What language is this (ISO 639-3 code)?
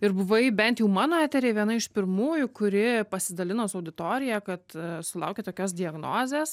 lit